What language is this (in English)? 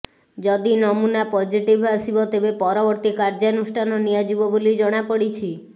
Odia